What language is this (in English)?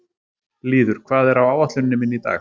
Icelandic